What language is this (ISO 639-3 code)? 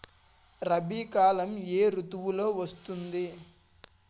tel